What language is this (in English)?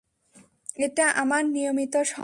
Bangla